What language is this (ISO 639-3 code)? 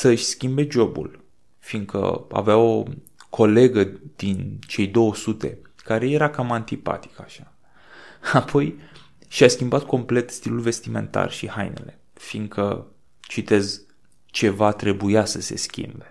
ron